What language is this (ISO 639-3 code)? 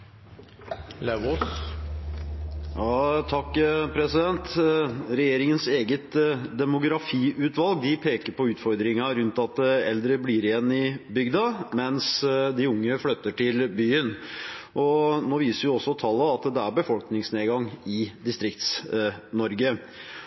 nor